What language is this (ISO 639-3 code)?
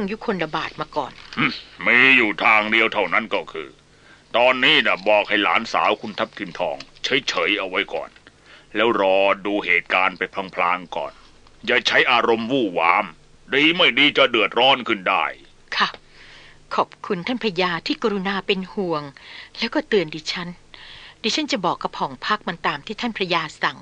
tha